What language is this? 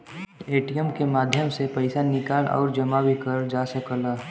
Bhojpuri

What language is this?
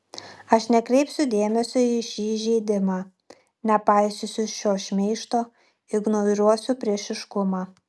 Lithuanian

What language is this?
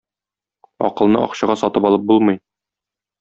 Tatar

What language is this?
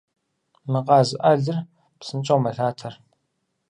Kabardian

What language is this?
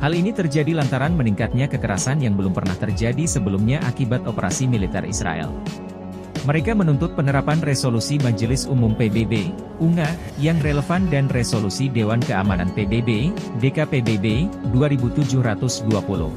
Indonesian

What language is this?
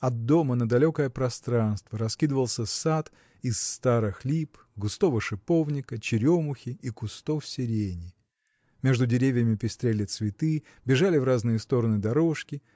Russian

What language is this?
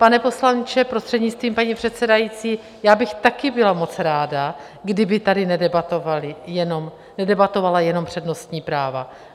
Czech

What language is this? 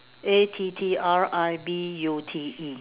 English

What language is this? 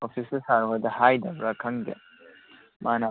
Manipuri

